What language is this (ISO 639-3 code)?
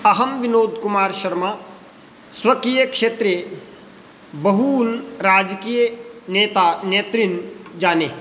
san